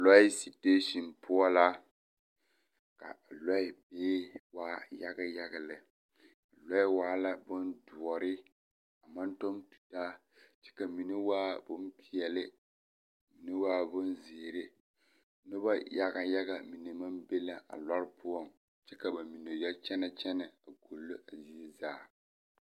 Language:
Southern Dagaare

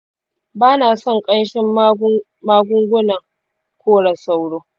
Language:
Hausa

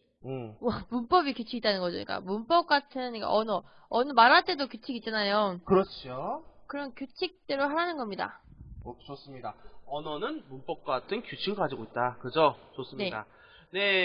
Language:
Korean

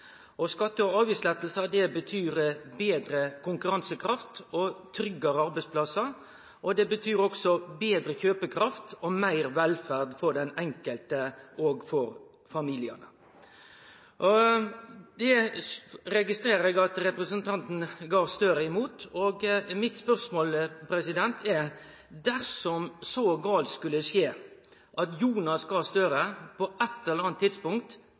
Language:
Norwegian Nynorsk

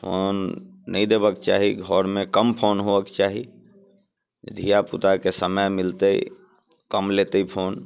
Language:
Maithili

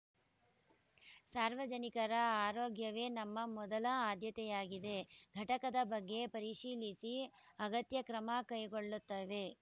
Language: Kannada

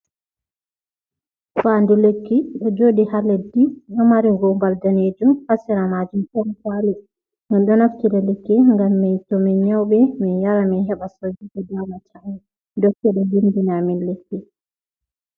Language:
Fula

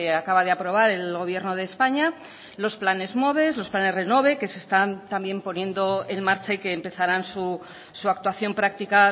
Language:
Spanish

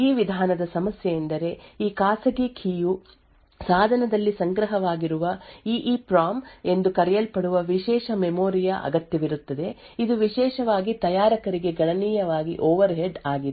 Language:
Kannada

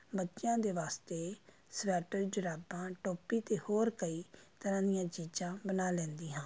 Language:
Punjabi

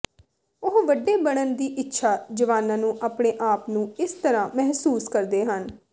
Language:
Punjabi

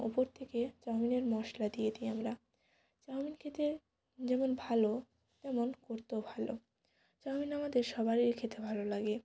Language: Bangla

